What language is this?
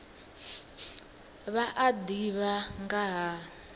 Venda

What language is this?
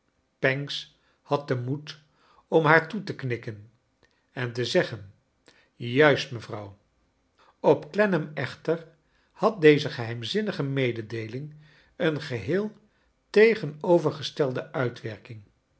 Dutch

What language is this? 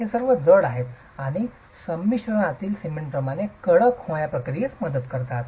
Marathi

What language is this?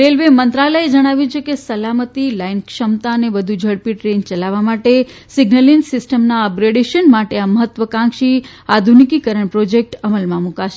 Gujarati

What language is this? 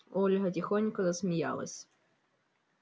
Russian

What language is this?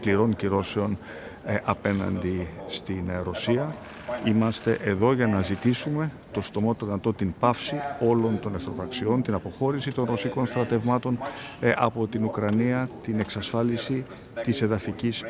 Greek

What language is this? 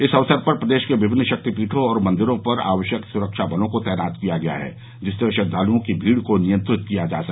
Hindi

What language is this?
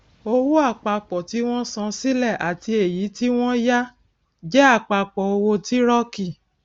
Yoruba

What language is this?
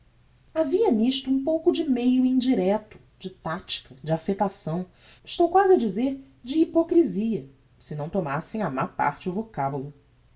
Portuguese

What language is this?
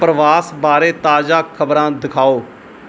Punjabi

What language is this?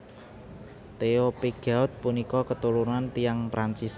Javanese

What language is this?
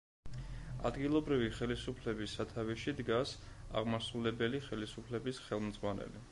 Georgian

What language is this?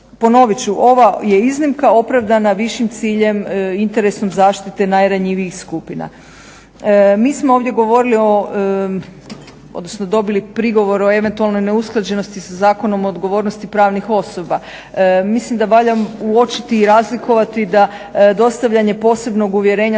Croatian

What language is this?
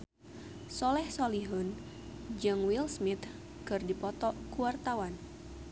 Sundanese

